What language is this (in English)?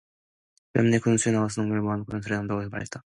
Korean